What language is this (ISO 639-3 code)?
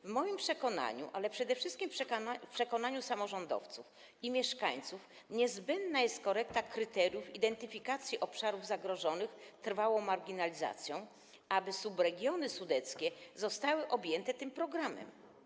pol